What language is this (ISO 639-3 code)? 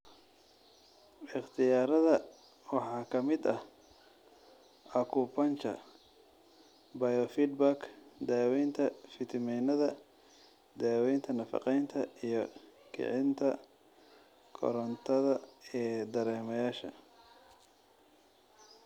som